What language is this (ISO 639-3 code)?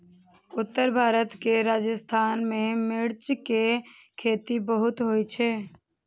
mai